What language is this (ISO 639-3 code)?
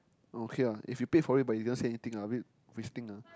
eng